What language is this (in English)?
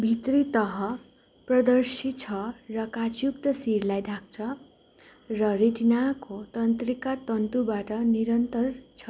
Nepali